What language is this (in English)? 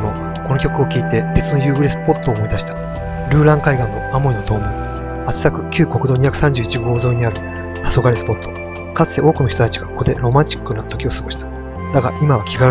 Japanese